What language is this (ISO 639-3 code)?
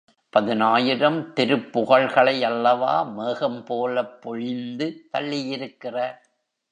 tam